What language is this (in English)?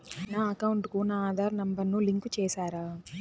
Telugu